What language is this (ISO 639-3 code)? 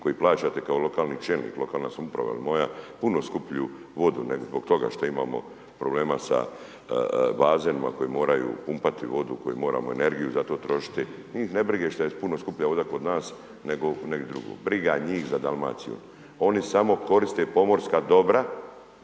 hrv